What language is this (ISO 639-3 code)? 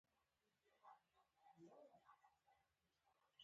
pus